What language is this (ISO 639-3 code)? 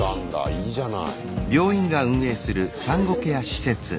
jpn